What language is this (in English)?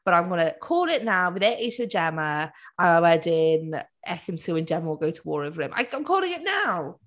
Welsh